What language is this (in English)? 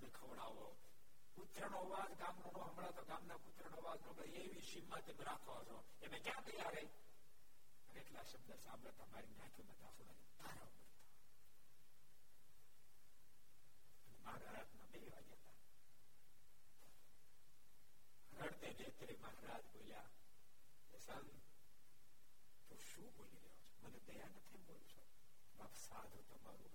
Gujarati